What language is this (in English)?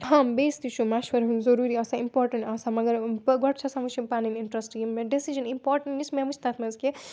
Kashmiri